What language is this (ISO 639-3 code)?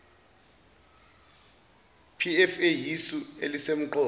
zul